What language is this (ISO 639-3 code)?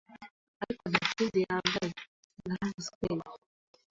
kin